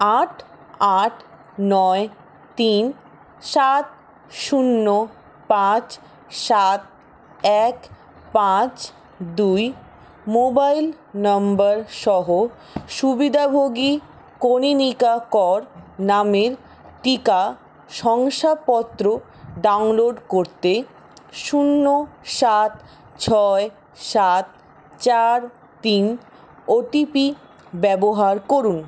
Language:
Bangla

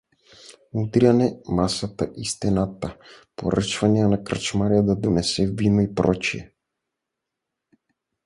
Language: Bulgarian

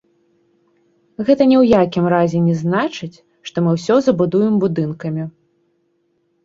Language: Belarusian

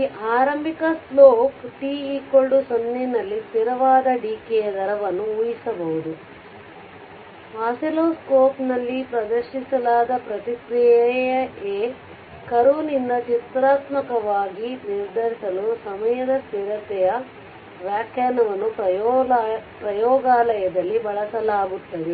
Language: Kannada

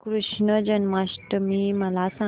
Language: Marathi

